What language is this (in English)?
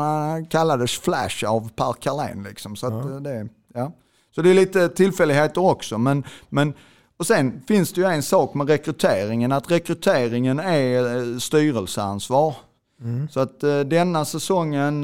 Swedish